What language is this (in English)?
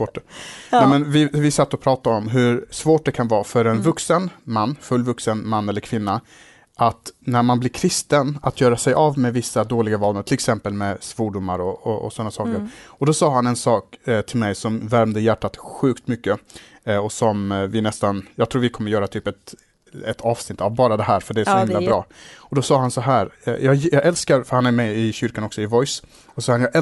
Swedish